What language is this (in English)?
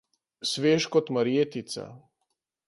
Slovenian